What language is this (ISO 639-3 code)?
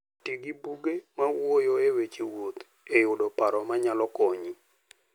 luo